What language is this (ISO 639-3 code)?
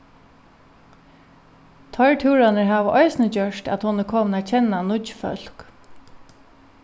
fao